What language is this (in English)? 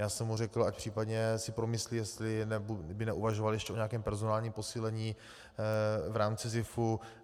Czech